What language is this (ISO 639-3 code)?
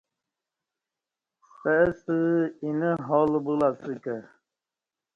bsh